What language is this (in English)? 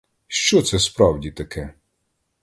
Ukrainian